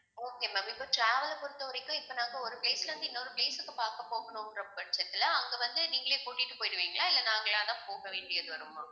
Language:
Tamil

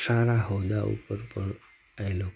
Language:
Gujarati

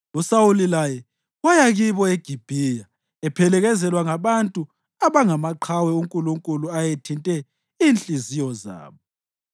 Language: North Ndebele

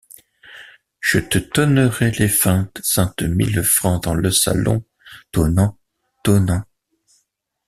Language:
French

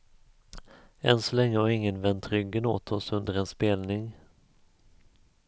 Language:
Swedish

